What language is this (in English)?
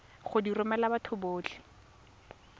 Tswana